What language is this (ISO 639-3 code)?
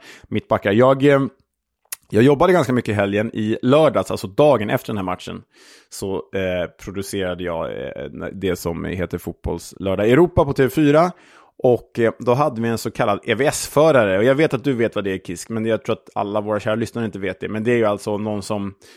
swe